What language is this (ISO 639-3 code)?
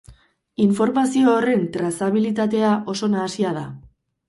eus